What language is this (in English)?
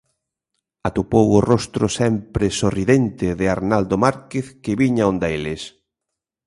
Galician